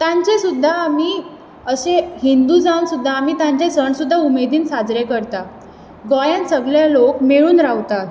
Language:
Konkani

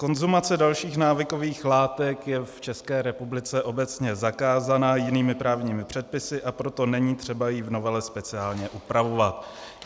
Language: Czech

